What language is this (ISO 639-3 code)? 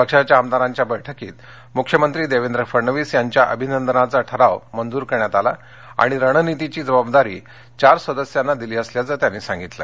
mar